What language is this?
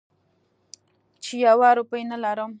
Pashto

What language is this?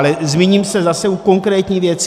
Czech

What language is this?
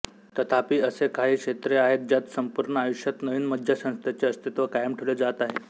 Marathi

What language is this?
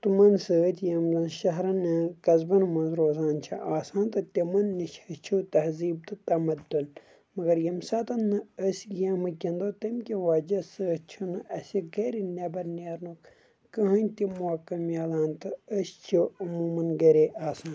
Kashmiri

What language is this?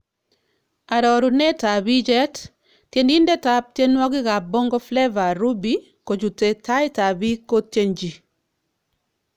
Kalenjin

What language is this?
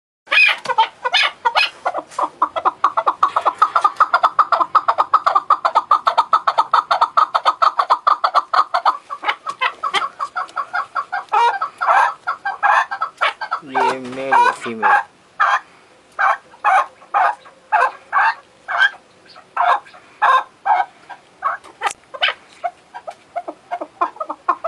Romanian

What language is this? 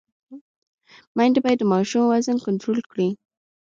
Pashto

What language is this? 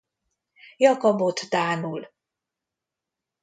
Hungarian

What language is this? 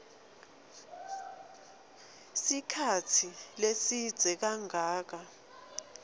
Swati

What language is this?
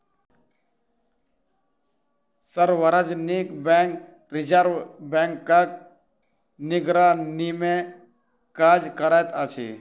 Maithili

